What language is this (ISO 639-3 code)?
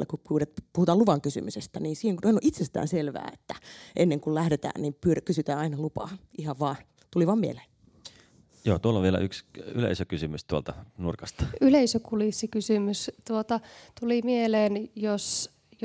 fin